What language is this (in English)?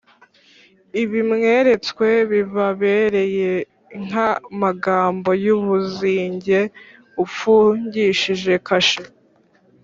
Kinyarwanda